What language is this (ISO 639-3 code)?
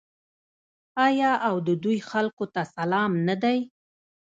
pus